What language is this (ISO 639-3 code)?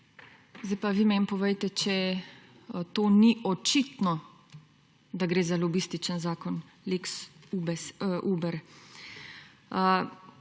slv